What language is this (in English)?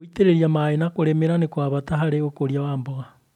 Kikuyu